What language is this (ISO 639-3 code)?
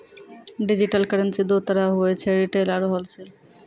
mai